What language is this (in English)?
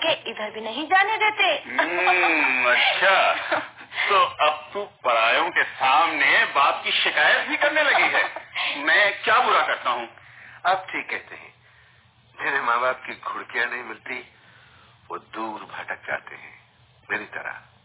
Hindi